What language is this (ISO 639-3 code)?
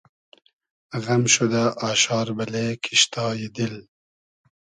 haz